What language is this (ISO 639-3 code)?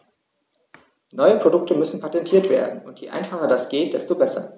deu